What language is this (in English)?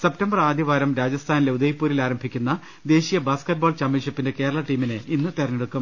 Malayalam